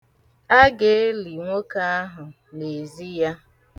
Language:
Igbo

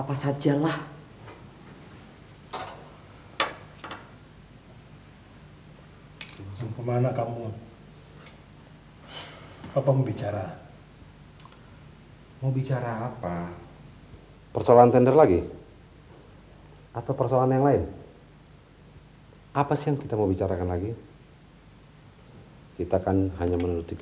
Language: Indonesian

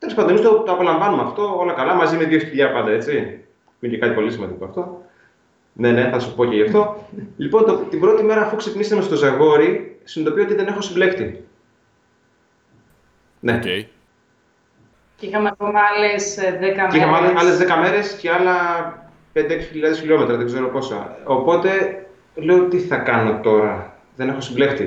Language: Greek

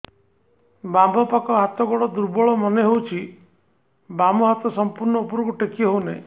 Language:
Odia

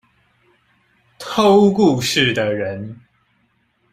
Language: Chinese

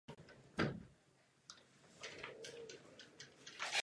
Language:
Czech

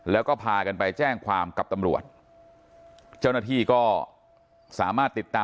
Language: Thai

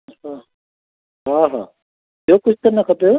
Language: Sindhi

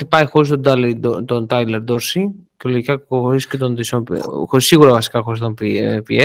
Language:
Greek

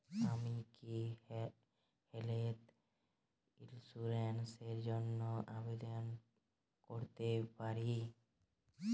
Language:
Bangla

